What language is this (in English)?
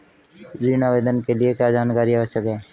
Hindi